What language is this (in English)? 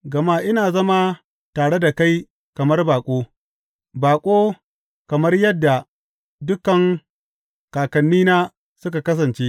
Hausa